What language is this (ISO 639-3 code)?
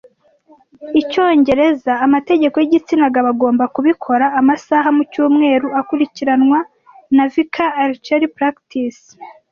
kin